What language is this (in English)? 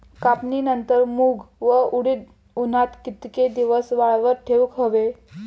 Marathi